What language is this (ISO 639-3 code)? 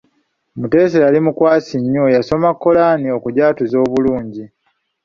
lug